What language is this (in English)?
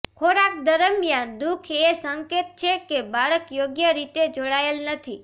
Gujarati